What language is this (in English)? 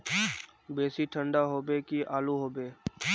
Magahi